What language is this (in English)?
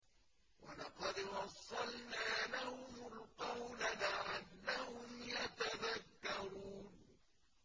Arabic